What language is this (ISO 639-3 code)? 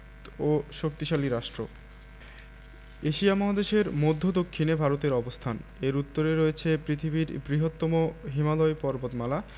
ben